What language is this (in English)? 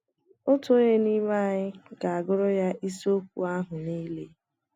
Igbo